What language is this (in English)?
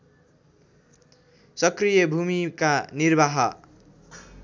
Nepali